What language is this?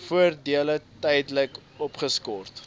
Afrikaans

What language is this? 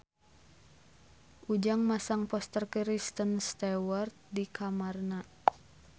Sundanese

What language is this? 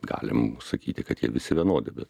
Lithuanian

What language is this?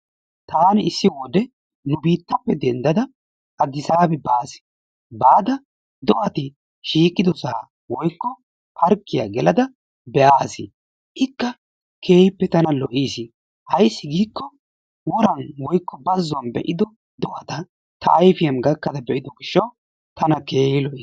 Wolaytta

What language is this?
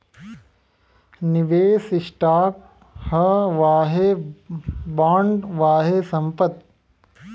Bhojpuri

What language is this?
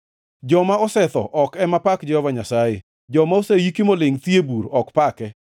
Luo (Kenya and Tanzania)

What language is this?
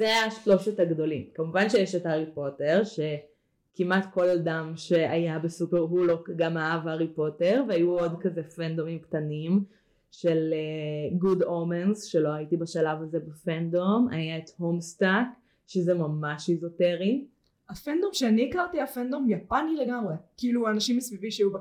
Hebrew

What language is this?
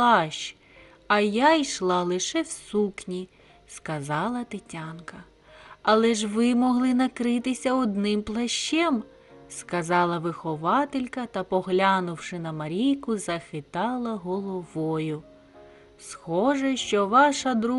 Ukrainian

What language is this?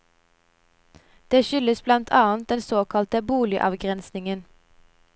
Norwegian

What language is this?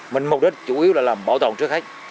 Vietnamese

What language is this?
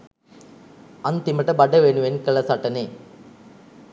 Sinhala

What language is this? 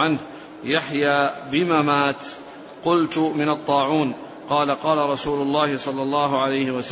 Arabic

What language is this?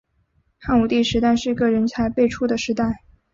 Chinese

